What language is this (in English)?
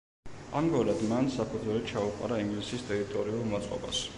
Georgian